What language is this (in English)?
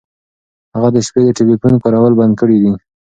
Pashto